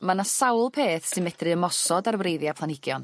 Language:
Welsh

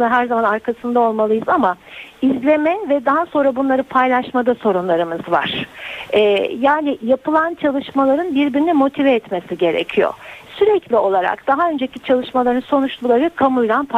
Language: Turkish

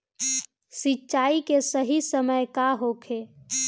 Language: Bhojpuri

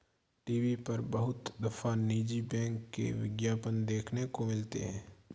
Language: Hindi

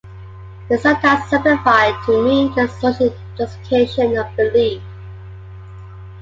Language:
English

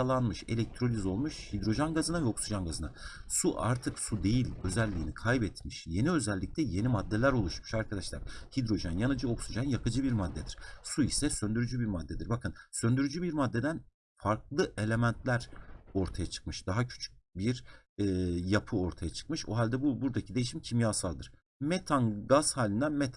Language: Turkish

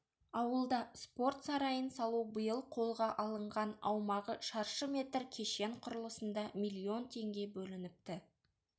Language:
Kazakh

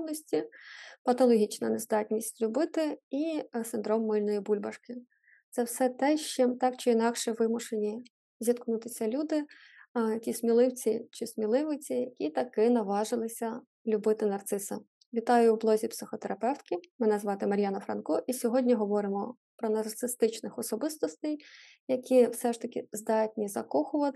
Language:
Ukrainian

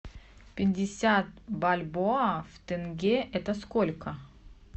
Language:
Russian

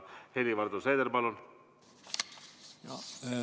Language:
Estonian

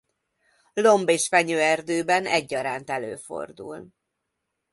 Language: Hungarian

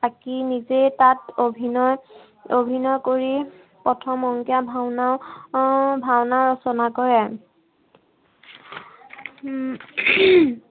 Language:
Assamese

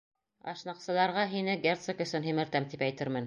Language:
Bashkir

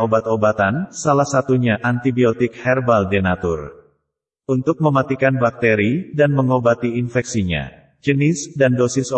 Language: Indonesian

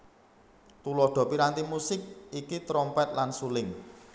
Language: Javanese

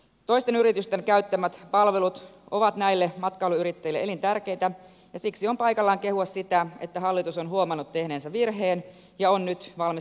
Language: Finnish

